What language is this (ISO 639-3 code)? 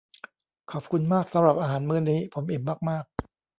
tha